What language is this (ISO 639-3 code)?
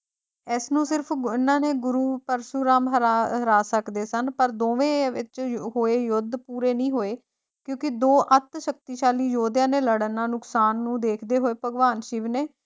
pan